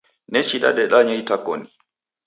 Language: Taita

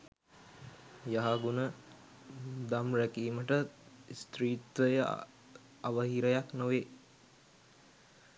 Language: Sinhala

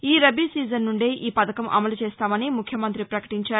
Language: Telugu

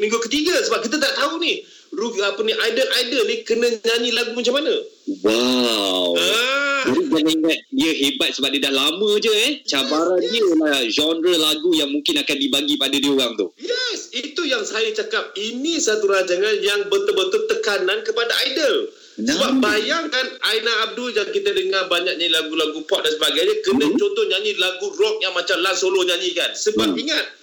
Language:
Malay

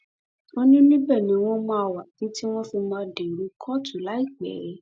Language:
Yoruba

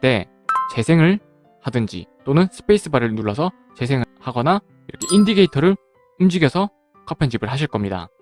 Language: Korean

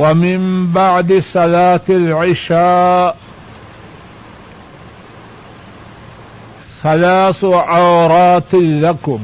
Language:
Urdu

